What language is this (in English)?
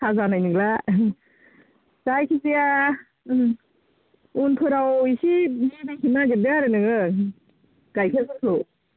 Bodo